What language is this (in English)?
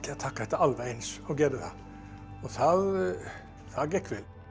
Icelandic